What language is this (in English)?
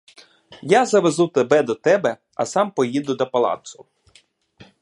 Ukrainian